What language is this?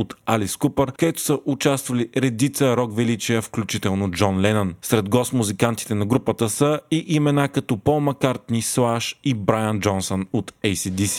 Bulgarian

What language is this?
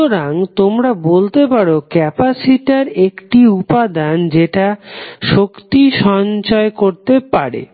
Bangla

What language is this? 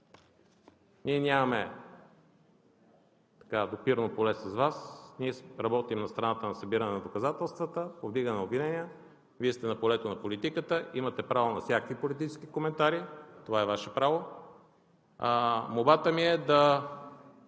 Bulgarian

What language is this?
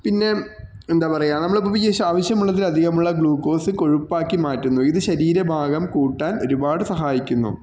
Malayalam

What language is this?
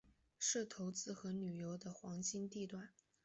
Chinese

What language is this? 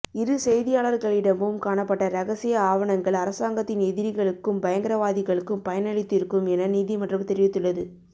Tamil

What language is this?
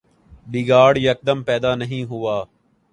Urdu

